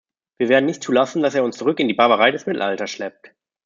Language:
German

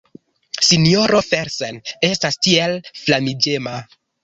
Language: Esperanto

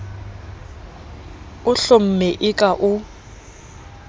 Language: Southern Sotho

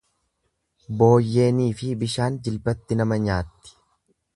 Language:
Oromo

